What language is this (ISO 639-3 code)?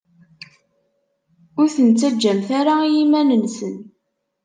kab